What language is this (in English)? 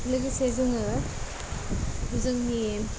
Bodo